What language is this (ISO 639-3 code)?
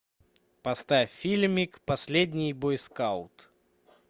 rus